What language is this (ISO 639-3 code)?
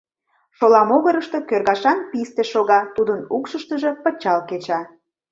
chm